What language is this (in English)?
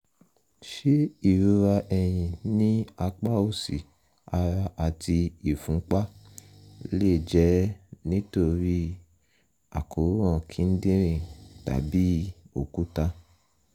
Yoruba